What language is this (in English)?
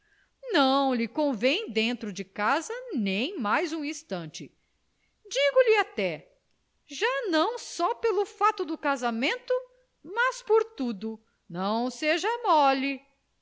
Portuguese